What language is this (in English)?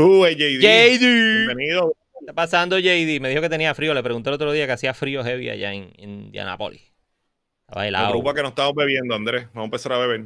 Spanish